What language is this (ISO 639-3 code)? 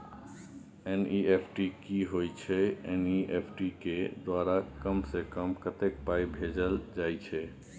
mai